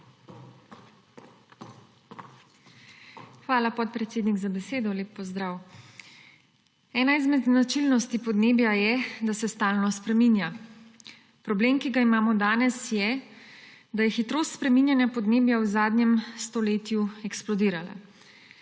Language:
Slovenian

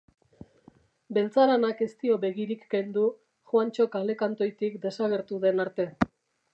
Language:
Basque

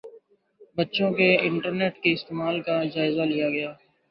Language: Urdu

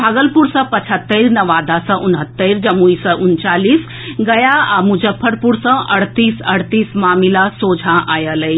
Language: Maithili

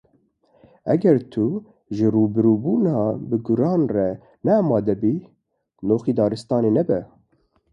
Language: Kurdish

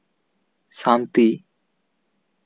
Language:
Santali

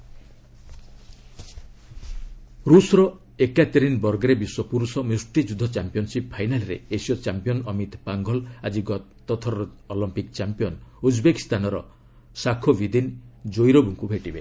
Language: Odia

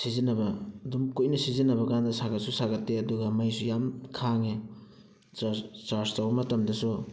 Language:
Manipuri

